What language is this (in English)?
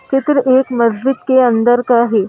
Hindi